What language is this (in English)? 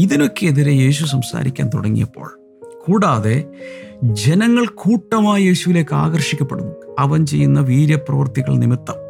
Malayalam